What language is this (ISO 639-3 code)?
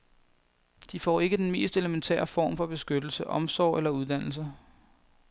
dan